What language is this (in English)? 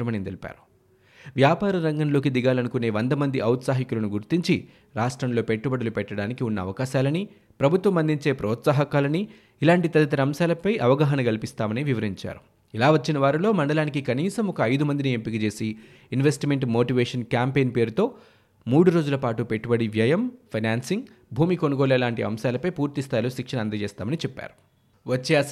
Telugu